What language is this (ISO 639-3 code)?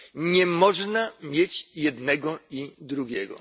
pol